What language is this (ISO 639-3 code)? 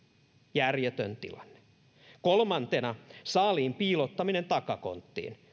fin